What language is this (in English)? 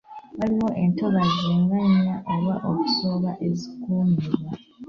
Ganda